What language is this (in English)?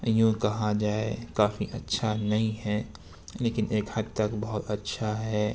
Urdu